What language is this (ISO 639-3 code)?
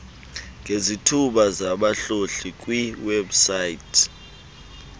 xho